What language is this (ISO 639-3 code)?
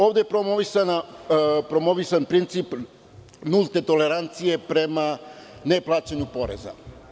srp